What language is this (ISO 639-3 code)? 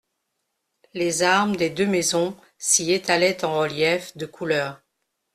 fra